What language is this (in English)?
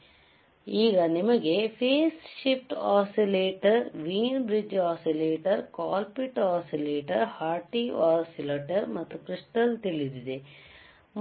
Kannada